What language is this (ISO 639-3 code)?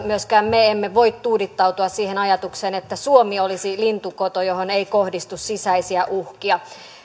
fin